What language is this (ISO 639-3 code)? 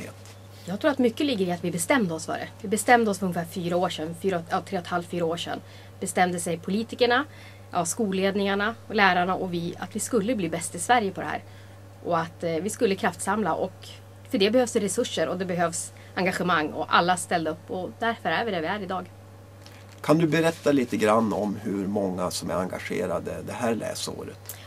swe